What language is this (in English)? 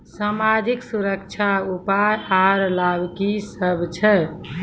Maithili